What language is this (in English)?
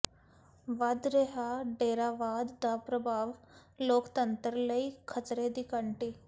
Punjabi